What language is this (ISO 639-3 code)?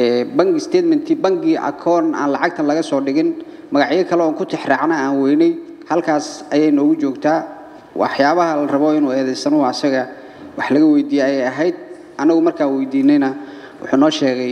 ara